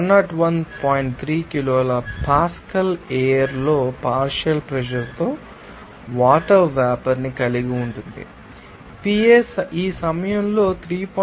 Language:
Telugu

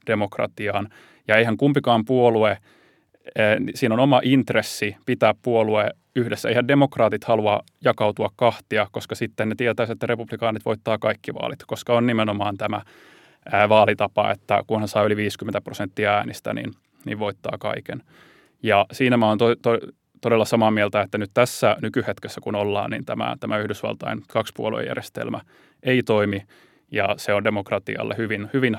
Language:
Finnish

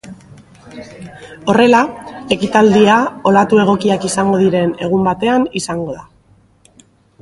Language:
Basque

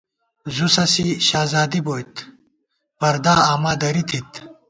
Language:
Gawar-Bati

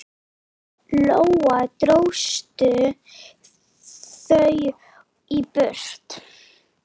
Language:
Icelandic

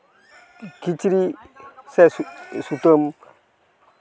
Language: Santali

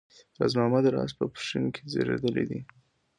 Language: Pashto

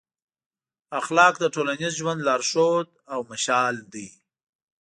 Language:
Pashto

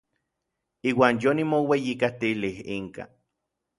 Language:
Orizaba Nahuatl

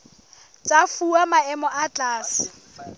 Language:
Southern Sotho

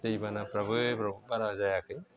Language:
Bodo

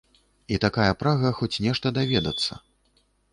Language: Belarusian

